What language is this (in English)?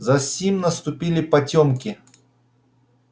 Russian